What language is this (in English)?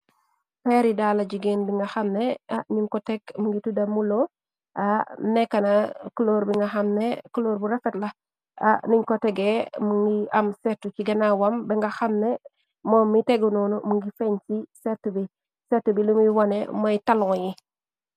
Wolof